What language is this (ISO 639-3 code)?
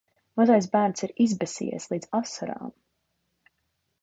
lav